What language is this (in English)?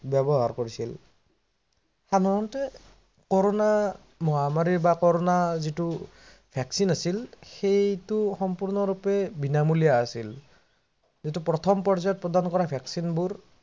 Assamese